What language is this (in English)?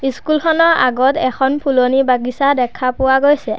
Assamese